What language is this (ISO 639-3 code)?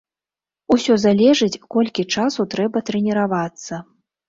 bel